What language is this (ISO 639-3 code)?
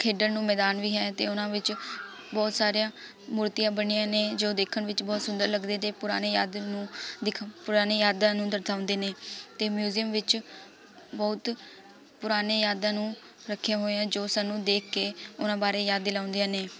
pan